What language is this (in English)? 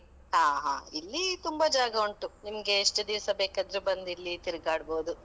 Kannada